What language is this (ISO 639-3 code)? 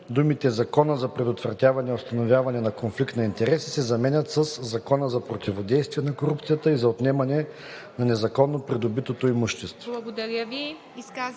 bul